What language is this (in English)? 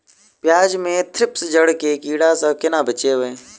Maithili